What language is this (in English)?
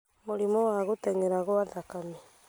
Kikuyu